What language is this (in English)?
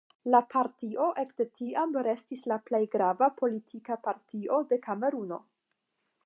Esperanto